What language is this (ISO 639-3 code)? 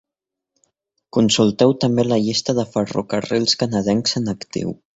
cat